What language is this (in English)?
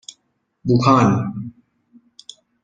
Persian